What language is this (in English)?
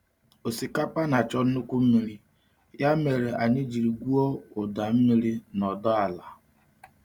Igbo